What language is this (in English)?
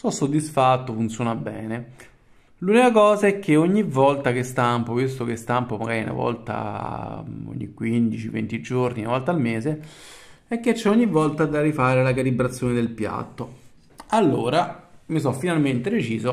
Italian